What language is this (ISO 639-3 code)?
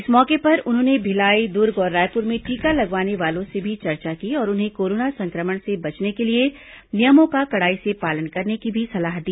hin